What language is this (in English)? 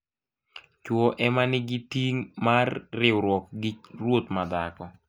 Luo (Kenya and Tanzania)